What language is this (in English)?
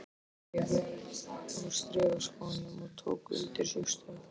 Icelandic